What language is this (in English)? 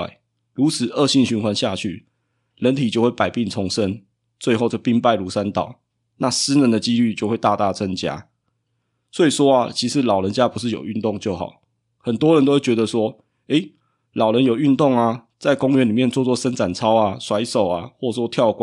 Chinese